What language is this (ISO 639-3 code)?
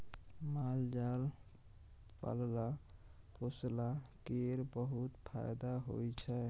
mai